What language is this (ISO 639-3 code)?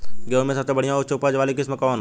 bho